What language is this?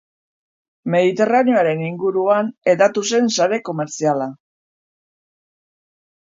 Basque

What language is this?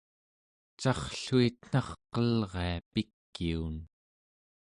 Central Yupik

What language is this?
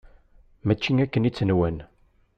Kabyle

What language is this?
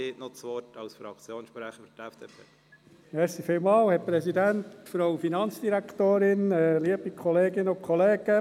Swiss German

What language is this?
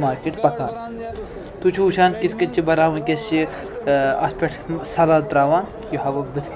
Turkish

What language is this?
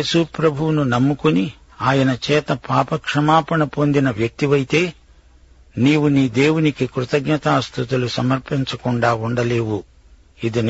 Telugu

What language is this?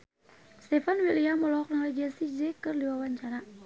Sundanese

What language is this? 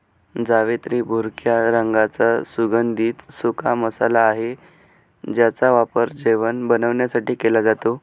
Marathi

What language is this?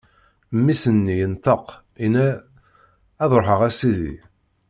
Kabyle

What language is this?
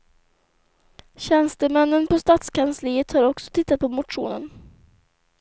Swedish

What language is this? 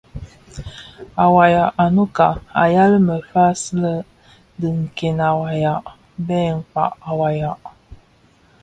Bafia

